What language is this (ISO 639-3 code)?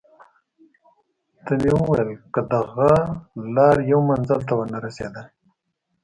pus